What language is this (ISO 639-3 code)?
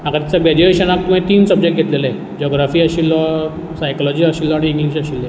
kok